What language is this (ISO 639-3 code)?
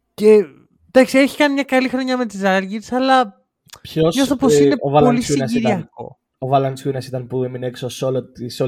ell